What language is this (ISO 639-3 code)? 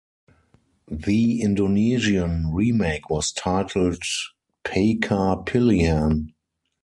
eng